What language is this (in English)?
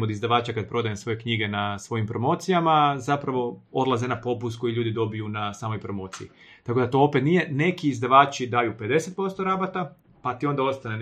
Croatian